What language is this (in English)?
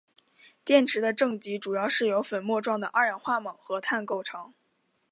Chinese